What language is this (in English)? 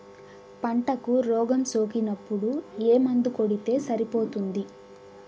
Telugu